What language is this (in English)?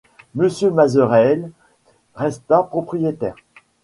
French